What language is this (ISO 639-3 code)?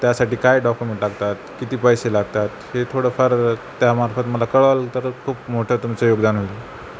mar